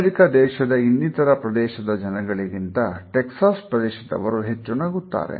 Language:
Kannada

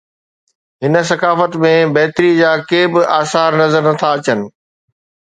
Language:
Sindhi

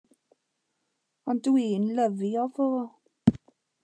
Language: Welsh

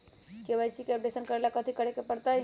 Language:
Magahi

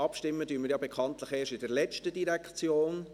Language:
Swiss German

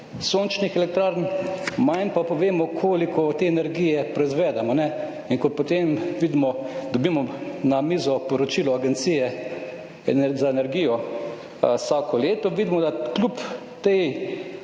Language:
Slovenian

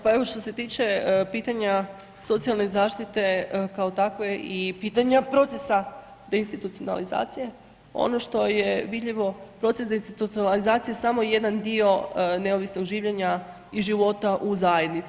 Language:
Croatian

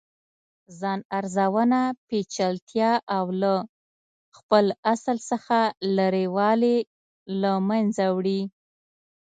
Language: Pashto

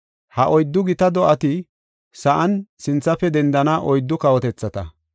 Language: Gofa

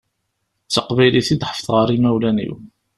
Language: Kabyle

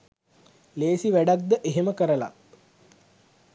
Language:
Sinhala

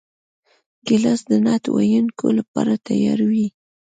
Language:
Pashto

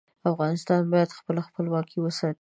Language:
Pashto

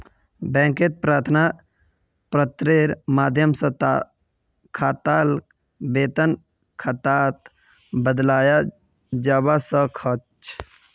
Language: Magahi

